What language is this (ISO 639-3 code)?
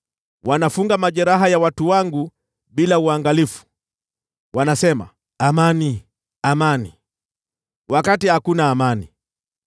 swa